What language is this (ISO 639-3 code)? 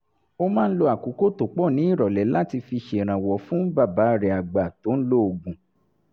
yor